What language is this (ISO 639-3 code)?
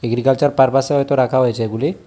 ben